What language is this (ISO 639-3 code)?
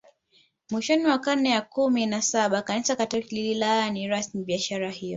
swa